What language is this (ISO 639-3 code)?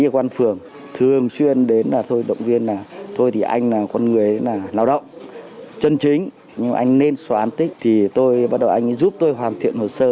vie